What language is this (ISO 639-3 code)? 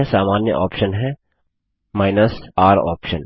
hin